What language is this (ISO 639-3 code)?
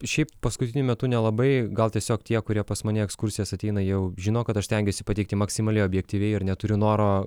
lit